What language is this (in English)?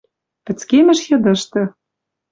Western Mari